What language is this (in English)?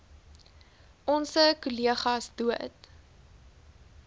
Afrikaans